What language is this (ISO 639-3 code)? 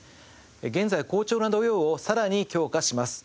jpn